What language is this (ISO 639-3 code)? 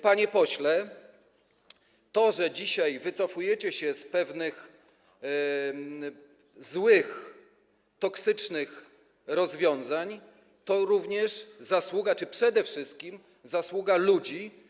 pol